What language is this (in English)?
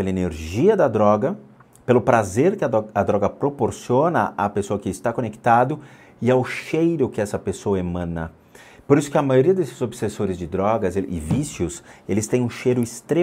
Portuguese